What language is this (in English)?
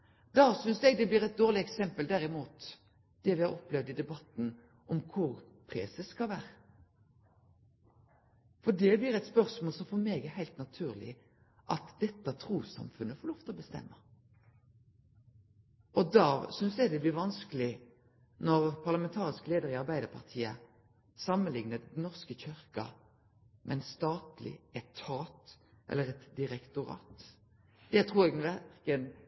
Norwegian Nynorsk